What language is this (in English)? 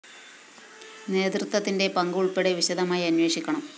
Malayalam